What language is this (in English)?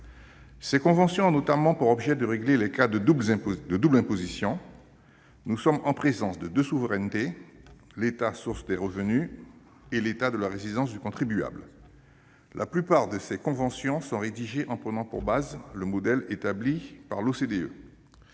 French